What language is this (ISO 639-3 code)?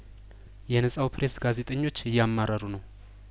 amh